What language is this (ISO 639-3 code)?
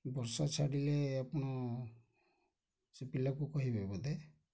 ori